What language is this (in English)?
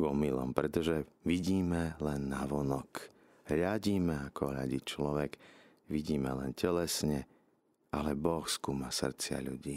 Slovak